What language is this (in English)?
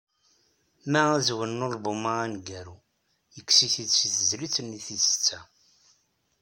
Kabyle